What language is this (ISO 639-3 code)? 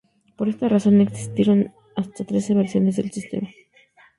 spa